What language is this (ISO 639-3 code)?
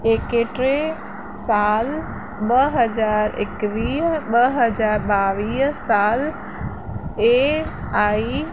snd